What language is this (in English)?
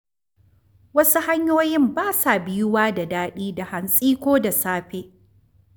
Hausa